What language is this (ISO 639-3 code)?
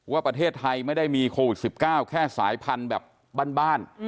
tha